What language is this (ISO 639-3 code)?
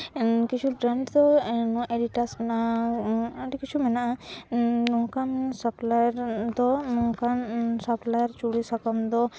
sat